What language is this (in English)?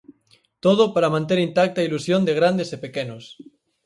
Galician